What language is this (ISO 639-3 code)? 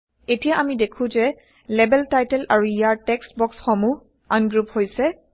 asm